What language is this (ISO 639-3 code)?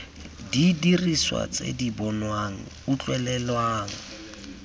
tsn